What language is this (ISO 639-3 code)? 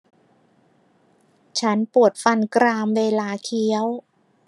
tha